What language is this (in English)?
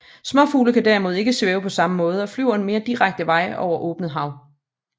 Danish